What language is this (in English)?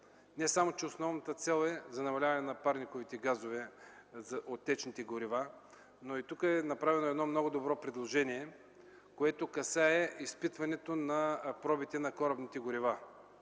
Bulgarian